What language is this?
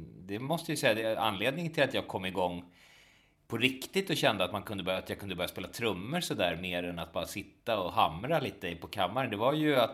Swedish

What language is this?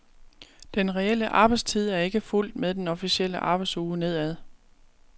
Danish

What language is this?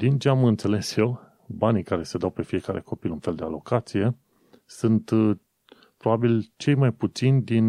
Romanian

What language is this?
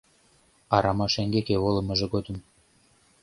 Mari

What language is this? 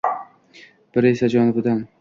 Uzbek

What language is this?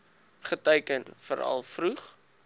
Afrikaans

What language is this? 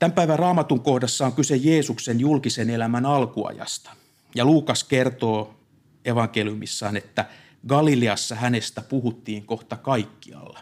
Finnish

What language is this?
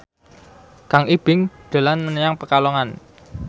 Javanese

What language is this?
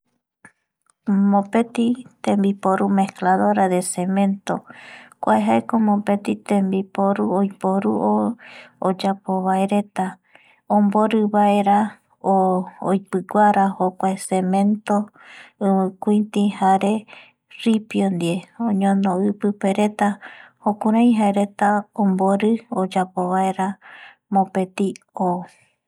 Eastern Bolivian Guaraní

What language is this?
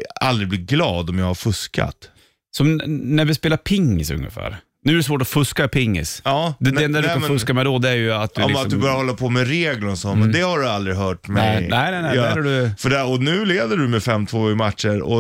Swedish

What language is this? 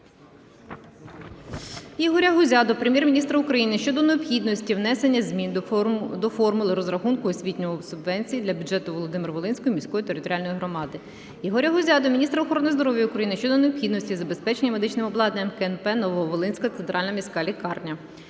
Ukrainian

